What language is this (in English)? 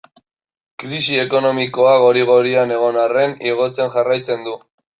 Basque